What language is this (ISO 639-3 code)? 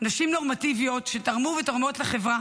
heb